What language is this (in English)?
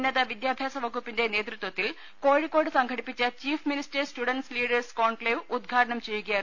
Malayalam